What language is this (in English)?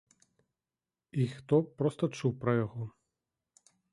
Belarusian